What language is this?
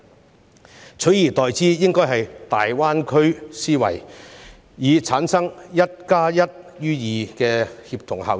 Cantonese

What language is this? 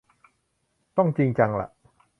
Thai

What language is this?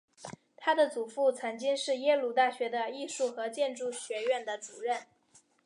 Chinese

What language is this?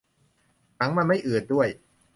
Thai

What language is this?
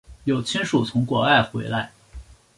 Chinese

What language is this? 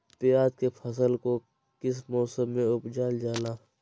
Magahi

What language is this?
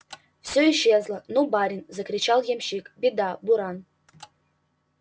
Russian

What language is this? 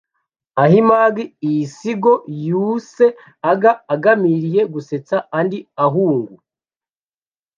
Kinyarwanda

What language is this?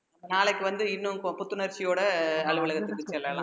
Tamil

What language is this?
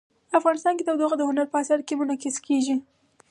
Pashto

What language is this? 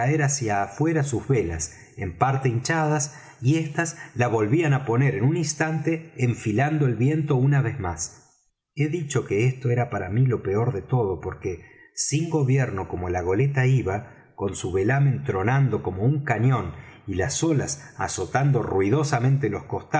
Spanish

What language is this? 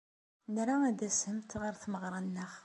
Kabyle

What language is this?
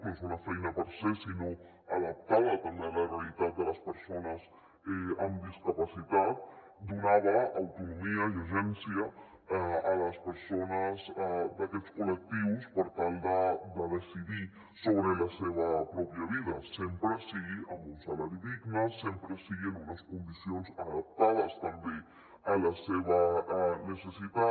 Catalan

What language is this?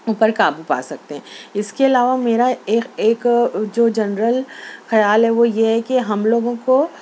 Urdu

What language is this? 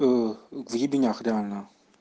Russian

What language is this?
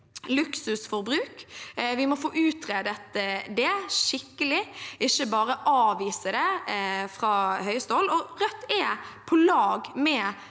Norwegian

